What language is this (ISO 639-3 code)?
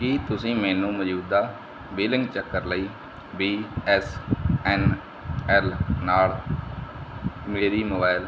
pan